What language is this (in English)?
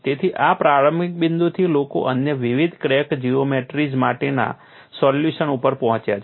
Gujarati